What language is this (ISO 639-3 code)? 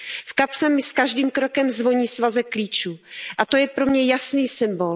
ces